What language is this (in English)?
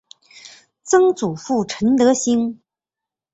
Chinese